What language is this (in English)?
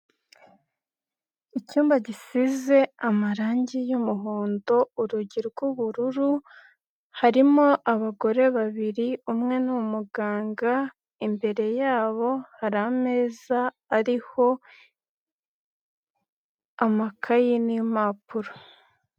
Kinyarwanda